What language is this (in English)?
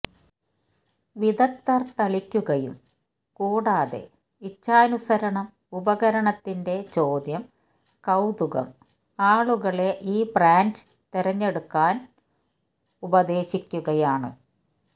Malayalam